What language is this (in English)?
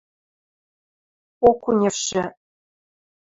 Western Mari